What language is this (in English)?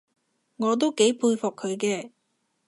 Cantonese